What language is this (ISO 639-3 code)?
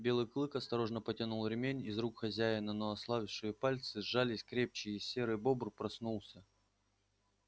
rus